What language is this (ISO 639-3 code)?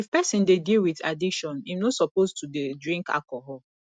pcm